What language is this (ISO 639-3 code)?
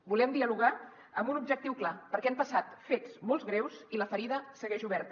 cat